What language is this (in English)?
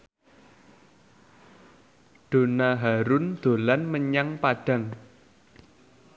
Javanese